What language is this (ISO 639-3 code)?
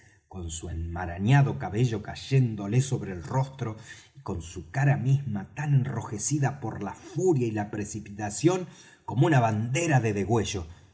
spa